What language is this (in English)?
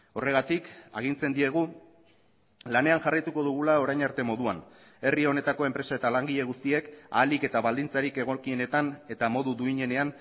Basque